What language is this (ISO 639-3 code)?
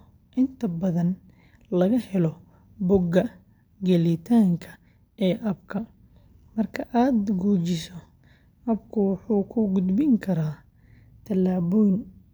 som